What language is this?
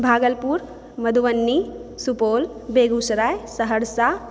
Maithili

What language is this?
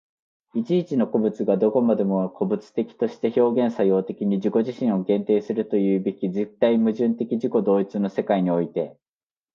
Japanese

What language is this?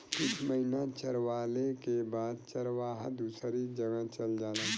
Bhojpuri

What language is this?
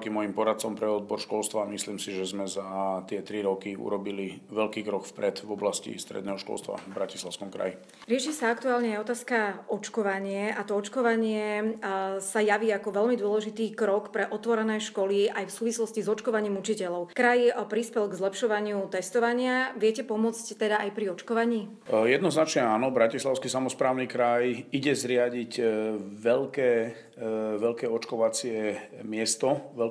Slovak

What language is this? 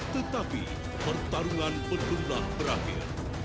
Indonesian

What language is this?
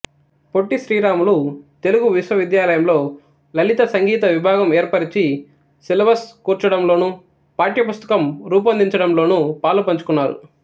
Telugu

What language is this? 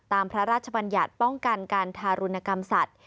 Thai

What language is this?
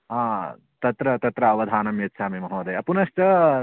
Sanskrit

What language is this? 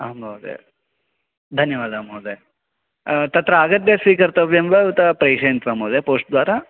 Sanskrit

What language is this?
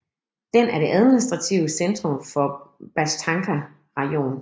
Danish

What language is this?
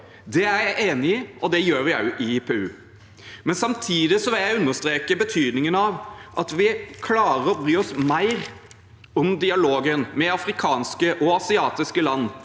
Norwegian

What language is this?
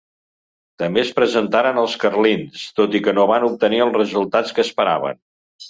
Catalan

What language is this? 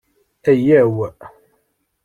Kabyle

